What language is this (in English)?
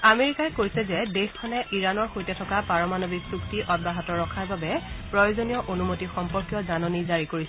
Assamese